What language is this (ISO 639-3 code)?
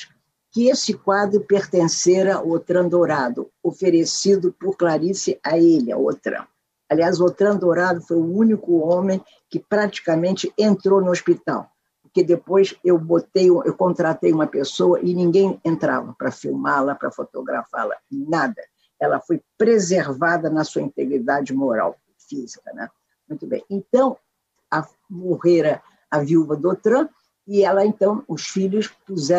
por